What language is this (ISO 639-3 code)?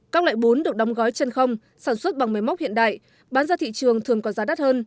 vie